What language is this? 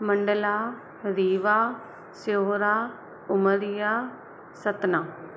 Sindhi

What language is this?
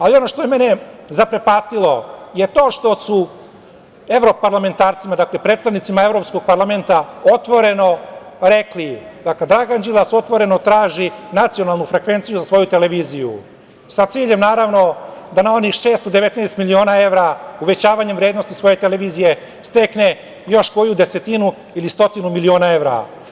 Serbian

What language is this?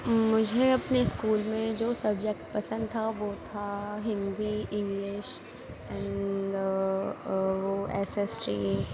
Urdu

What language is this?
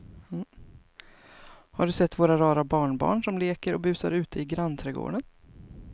Swedish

